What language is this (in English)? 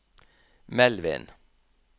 Norwegian